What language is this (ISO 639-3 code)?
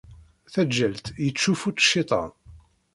kab